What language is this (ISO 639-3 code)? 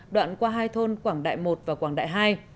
vie